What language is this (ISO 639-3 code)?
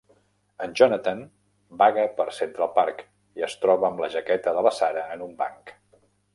cat